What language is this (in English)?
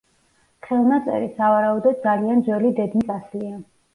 Georgian